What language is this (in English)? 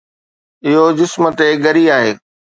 Sindhi